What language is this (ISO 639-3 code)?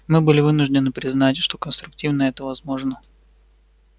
rus